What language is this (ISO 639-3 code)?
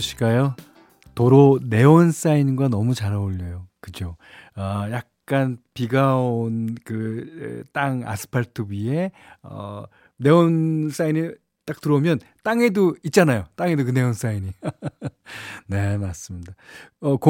kor